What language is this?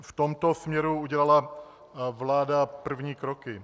Czech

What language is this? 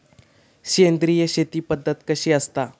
Marathi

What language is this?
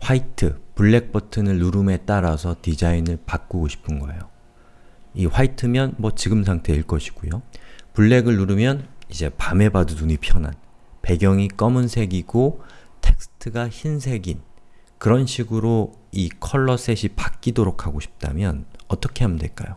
Korean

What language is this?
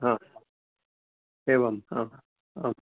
Sanskrit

